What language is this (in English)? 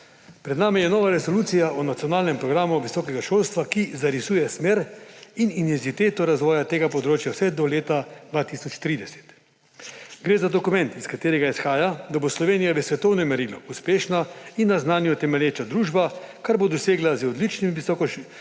Slovenian